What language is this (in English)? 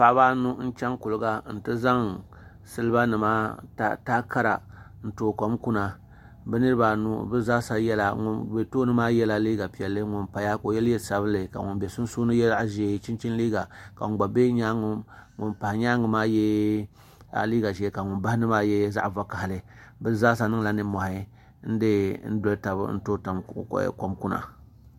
Dagbani